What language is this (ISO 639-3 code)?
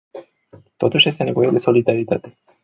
ron